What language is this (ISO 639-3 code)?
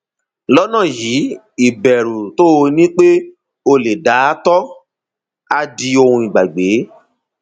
yor